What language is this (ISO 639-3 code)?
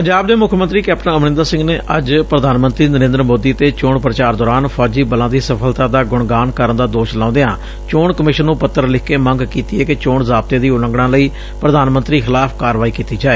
pan